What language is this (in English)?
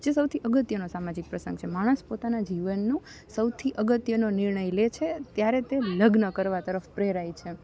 Gujarati